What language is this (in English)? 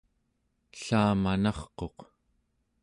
Central Yupik